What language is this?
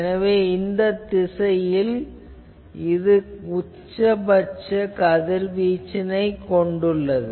Tamil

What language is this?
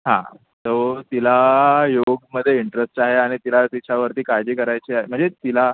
Marathi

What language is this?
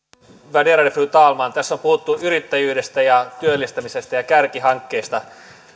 Finnish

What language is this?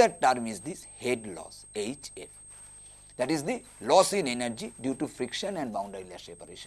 English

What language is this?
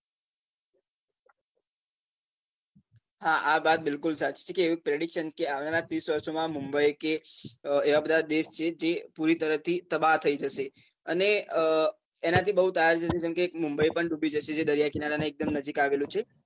Gujarati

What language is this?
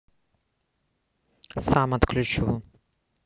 Russian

